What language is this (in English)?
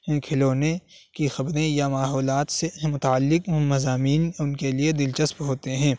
Urdu